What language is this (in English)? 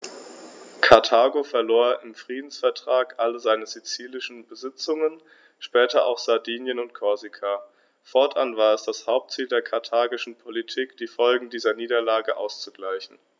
German